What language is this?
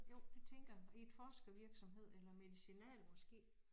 Danish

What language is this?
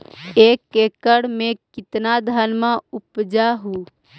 Magahi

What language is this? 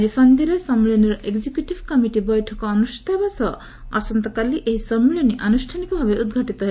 Odia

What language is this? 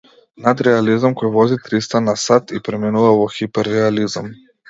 Macedonian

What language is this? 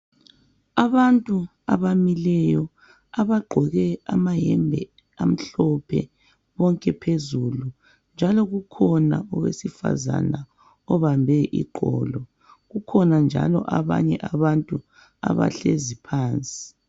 North Ndebele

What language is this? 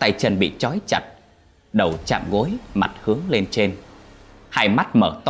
Vietnamese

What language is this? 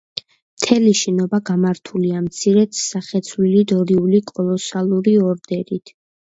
Georgian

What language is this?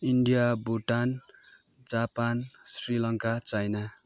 Nepali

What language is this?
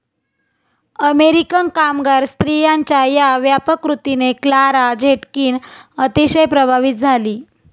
Marathi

